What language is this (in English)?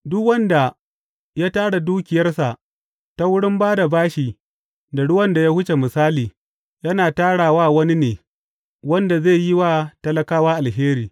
Hausa